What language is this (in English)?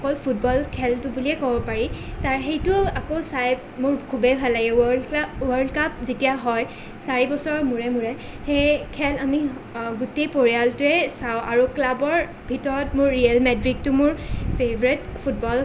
Assamese